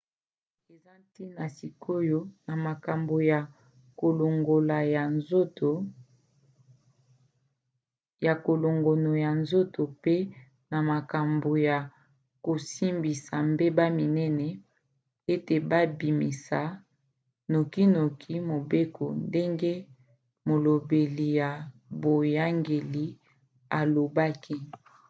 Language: Lingala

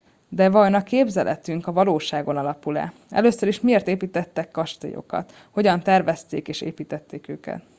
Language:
Hungarian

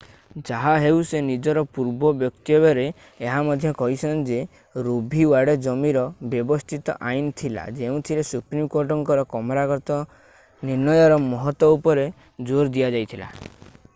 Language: Odia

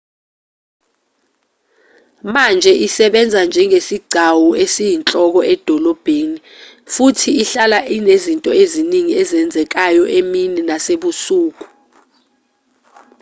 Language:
Zulu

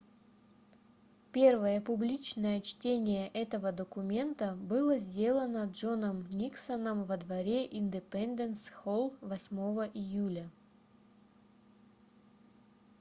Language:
Russian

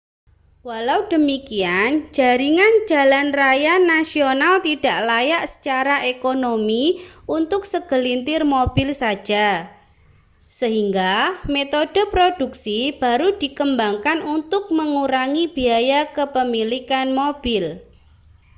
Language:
Indonesian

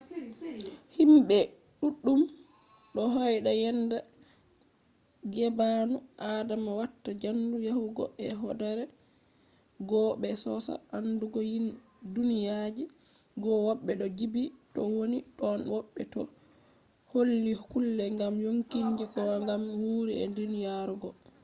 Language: Fula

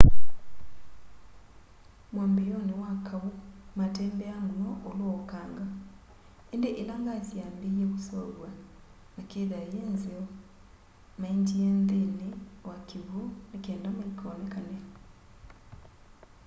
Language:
Kamba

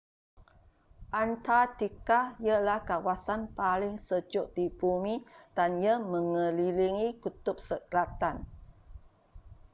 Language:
Malay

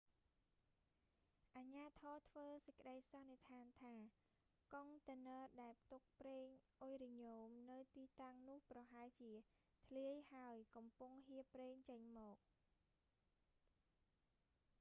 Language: Khmer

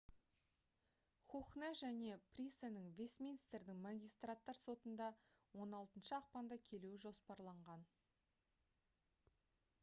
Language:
Kazakh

